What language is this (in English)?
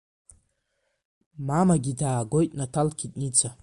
Abkhazian